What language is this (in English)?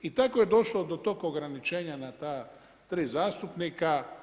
Croatian